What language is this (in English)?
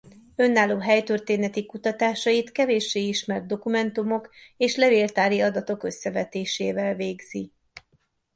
Hungarian